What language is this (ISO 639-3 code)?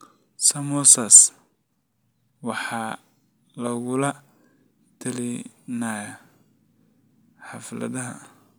som